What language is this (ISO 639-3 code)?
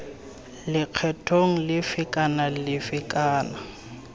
tsn